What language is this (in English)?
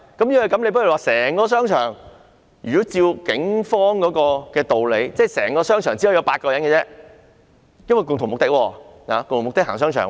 Cantonese